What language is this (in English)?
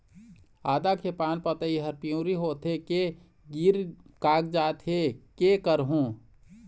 Chhattisgarhi